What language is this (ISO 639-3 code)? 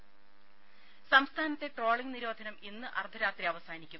mal